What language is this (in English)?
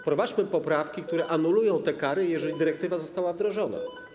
Polish